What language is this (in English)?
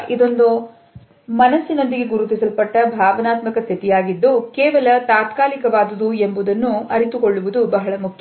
Kannada